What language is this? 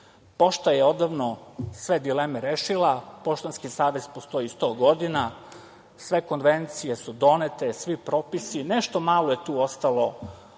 Serbian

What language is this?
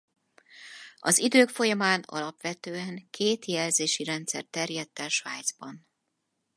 Hungarian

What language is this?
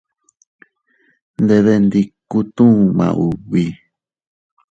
Teutila Cuicatec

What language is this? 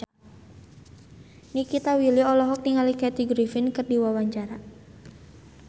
Sundanese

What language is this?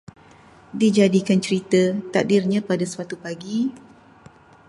Malay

